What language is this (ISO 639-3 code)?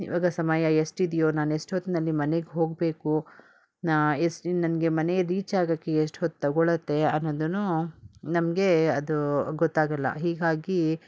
kan